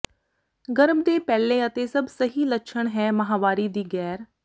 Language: Punjabi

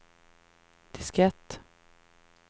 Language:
Swedish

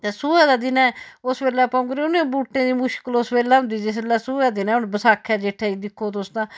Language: Dogri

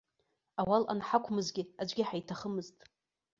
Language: Abkhazian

